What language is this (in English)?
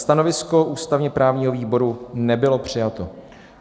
Czech